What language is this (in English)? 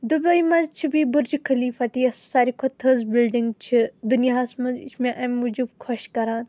Kashmiri